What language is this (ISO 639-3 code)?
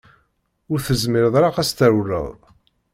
kab